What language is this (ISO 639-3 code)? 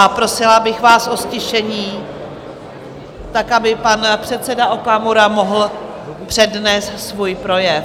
ces